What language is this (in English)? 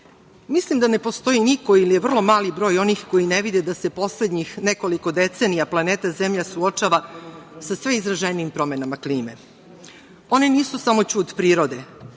Serbian